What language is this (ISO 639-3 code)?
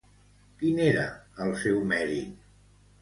cat